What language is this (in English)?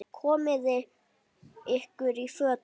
Icelandic